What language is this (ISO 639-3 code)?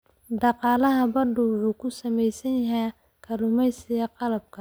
som